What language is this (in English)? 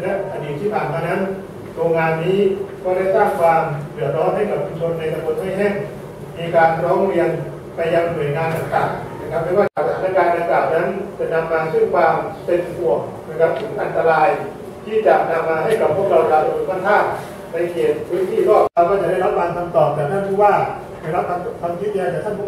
Thai